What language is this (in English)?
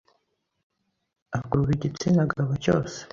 Kinyarwanda